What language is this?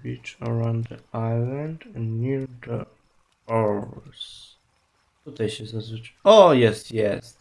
Polish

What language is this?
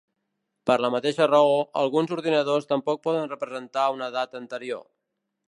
Catalan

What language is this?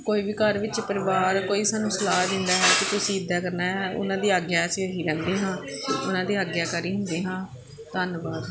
Punjabi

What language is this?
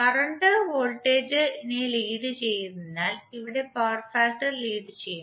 Malayalam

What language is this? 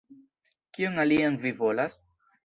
Esperanto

